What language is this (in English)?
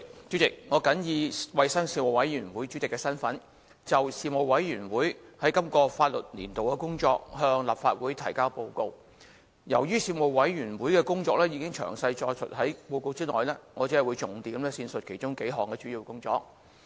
Cantonese